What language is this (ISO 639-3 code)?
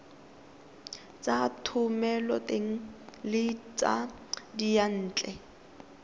tsn